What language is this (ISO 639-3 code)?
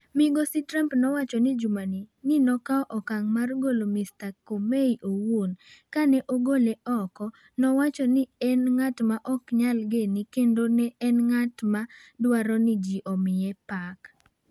luo